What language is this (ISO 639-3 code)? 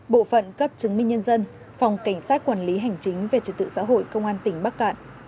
vie